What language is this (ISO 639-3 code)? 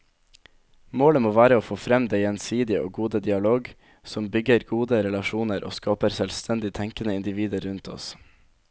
nor